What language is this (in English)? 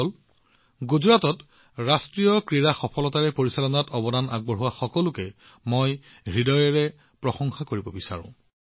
Assamese